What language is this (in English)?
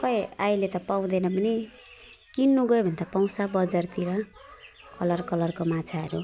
Nepali